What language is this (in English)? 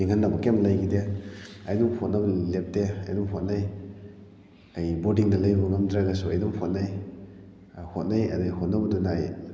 Manipuri